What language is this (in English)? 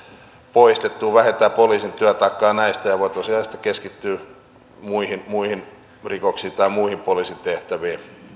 Finnish